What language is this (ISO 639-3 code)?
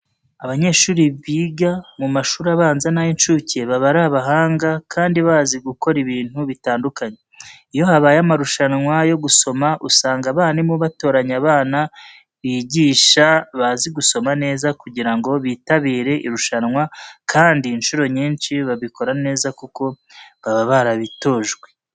kin